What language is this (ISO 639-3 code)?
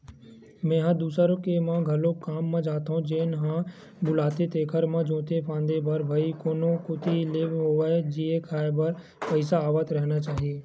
hne